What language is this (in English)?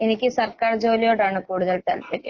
Malayalam